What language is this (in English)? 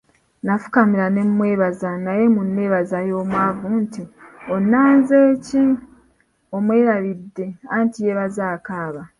Ganda